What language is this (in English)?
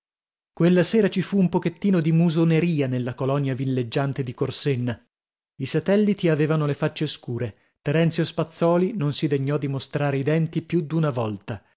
Italian